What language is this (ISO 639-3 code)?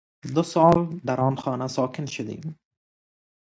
fas